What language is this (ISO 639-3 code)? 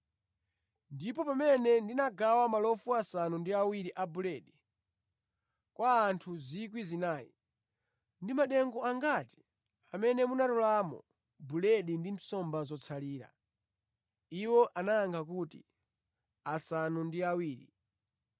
nya